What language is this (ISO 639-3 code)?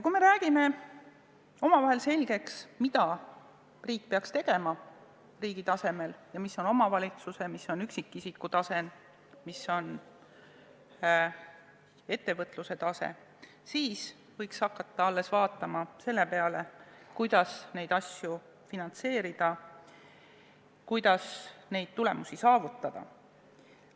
est